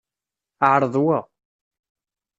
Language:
Kabyle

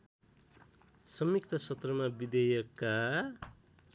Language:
Nepali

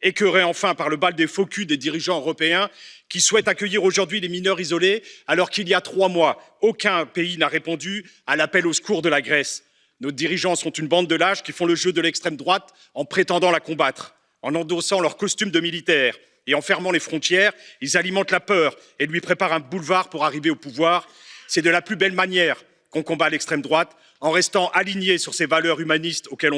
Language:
French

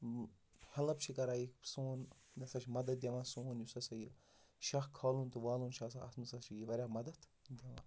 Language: Kashmiri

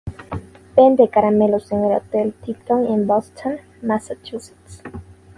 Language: Spanish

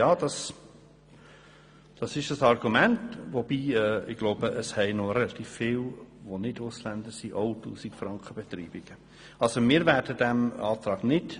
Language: Swiss German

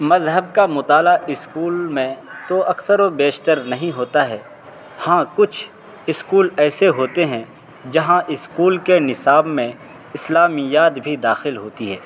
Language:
Urdu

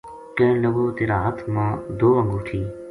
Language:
Gujari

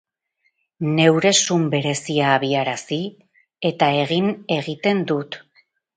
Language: Basque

